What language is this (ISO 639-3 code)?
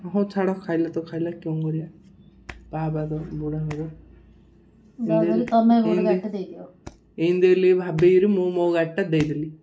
ori